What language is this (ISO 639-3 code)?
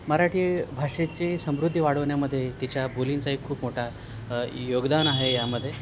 mar